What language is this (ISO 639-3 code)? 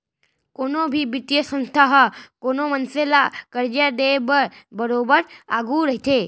hne